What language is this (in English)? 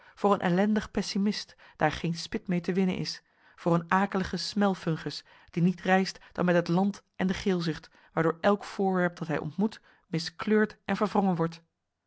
Dutch